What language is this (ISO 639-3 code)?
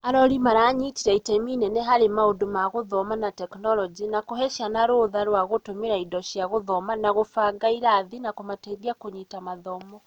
kik